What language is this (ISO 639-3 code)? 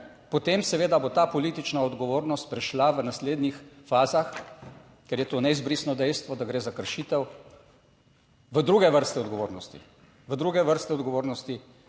slv